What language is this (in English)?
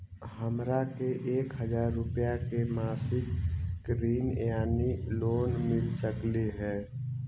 Magahi